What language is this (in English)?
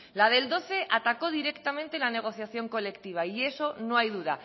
Spanish